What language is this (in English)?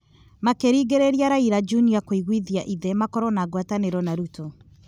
Kikuyu